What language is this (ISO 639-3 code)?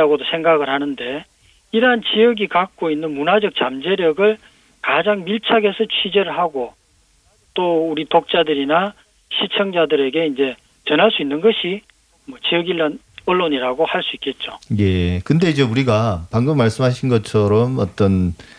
kor